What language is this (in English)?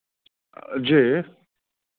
Maithili